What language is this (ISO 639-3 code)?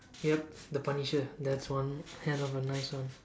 eng